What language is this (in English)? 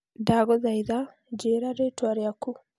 Kikuyu